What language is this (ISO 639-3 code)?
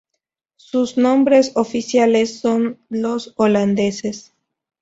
spa